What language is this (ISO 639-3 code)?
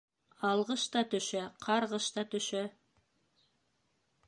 bak